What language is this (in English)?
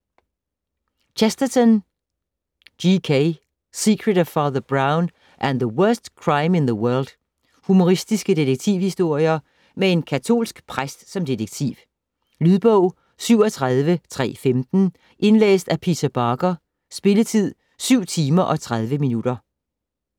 Danish